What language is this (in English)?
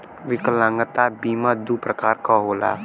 Bhojpuri